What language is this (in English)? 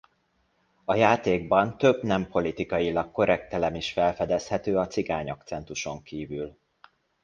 Hungarian